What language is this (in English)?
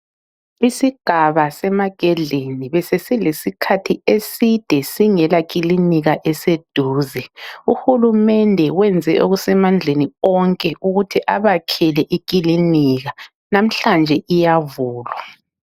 North Ndebele